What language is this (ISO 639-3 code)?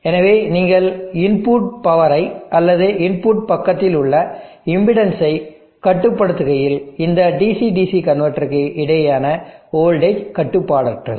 tam